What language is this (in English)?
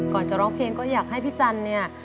Thai